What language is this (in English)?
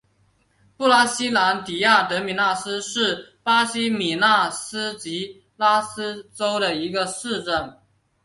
Chinese